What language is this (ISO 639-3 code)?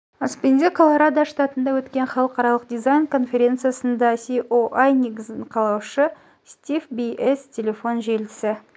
kaz